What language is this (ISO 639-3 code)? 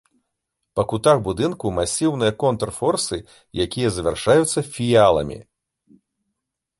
bel